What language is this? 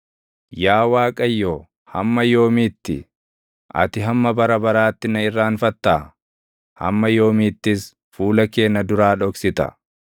Oromo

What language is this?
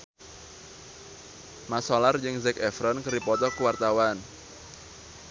Sundanese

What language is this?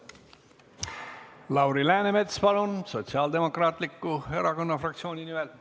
Estonian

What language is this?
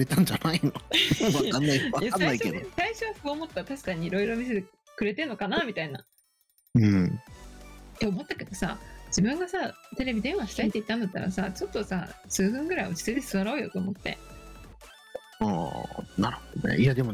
Japanese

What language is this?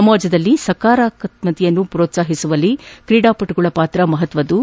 Kannada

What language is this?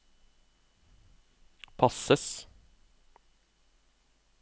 Norwegian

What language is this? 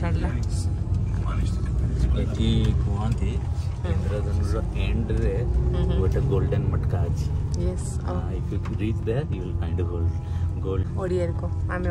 English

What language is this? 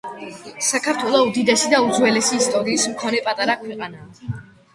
Georgian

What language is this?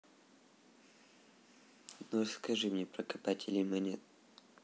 Russian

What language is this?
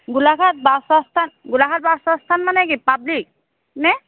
Assamese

